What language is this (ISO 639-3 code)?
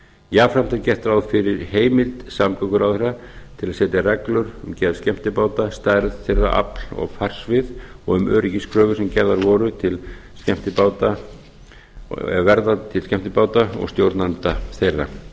isl